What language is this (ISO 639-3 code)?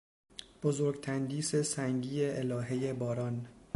fas